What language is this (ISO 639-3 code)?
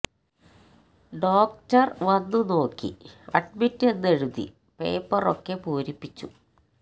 mal